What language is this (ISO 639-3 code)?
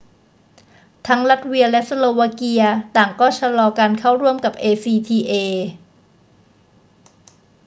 tha